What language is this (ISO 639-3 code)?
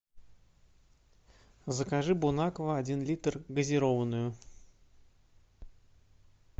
rus